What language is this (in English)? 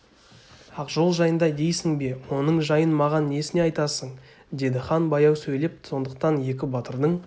Kazakh